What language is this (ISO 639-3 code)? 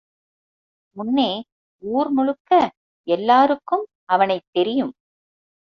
tam